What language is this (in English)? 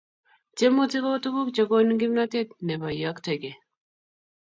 Kalenjin